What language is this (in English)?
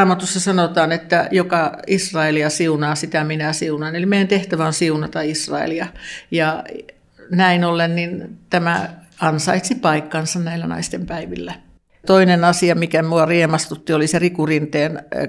Finnish